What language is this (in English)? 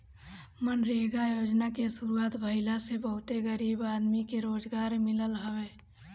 Bhojpuri